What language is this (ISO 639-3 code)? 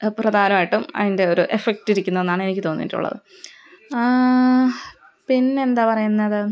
mal